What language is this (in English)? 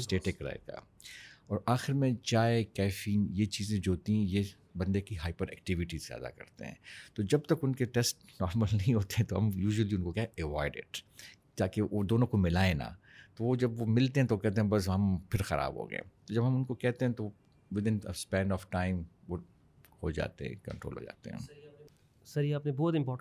Urdu